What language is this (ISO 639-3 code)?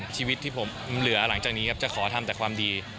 tha